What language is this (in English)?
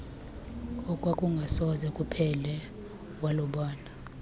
Xhosa